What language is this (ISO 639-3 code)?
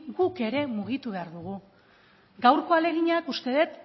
eus